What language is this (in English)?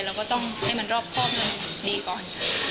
Thai